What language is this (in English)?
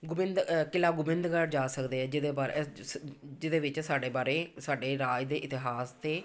Punjabi